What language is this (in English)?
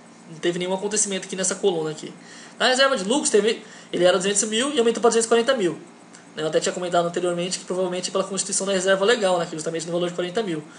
Portuguese